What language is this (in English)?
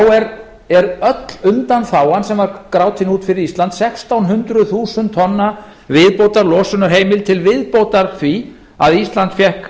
Icelandic